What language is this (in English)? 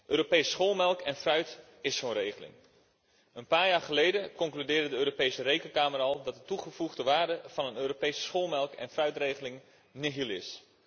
Dutch